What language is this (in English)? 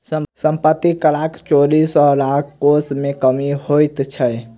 Maithili